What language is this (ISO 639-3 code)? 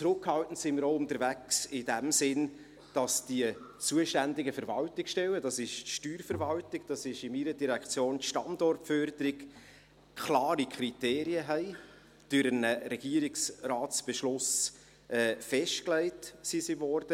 gsw